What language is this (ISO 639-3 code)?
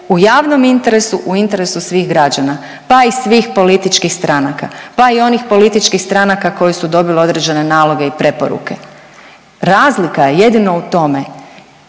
hrv